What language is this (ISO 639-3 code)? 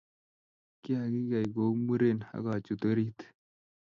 kln